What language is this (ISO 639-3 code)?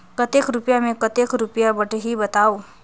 hne